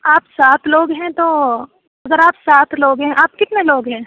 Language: Urdu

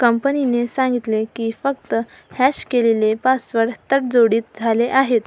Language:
Marathi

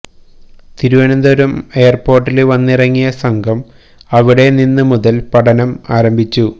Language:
Malayalam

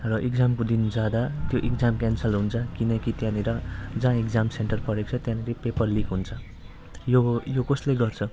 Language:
Nepali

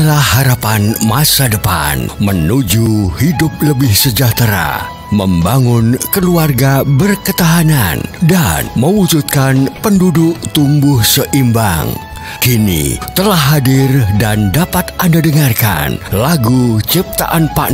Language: Indonesian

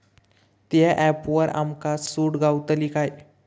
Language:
Marathi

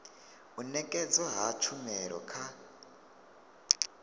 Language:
Venda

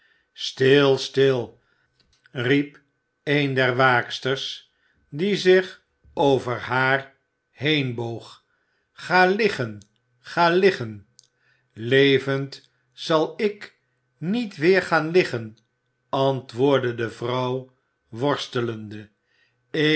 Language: Dutch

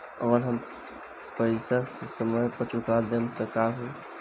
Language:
Bhojpuri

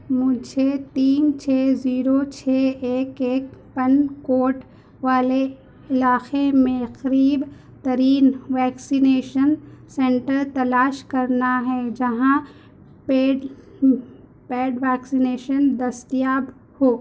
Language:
Urdu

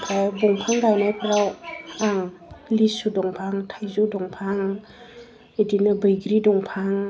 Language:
Bodo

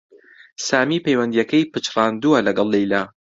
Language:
Central Kurdish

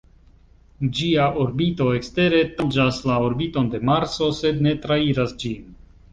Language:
Esperanto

